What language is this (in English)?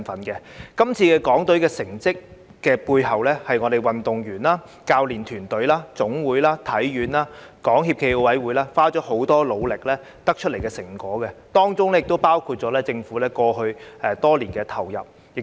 Cantonese